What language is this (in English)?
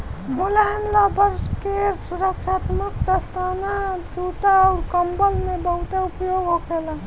Bhojpuri